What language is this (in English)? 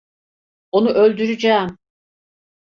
Turkish